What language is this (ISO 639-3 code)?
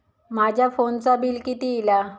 mar